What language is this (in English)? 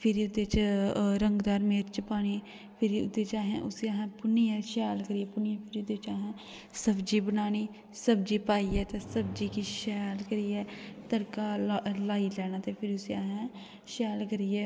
Dogri